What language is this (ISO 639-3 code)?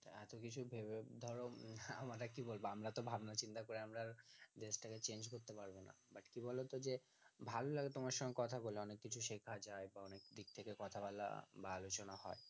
ben